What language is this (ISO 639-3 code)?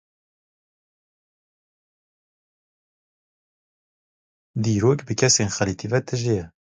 kur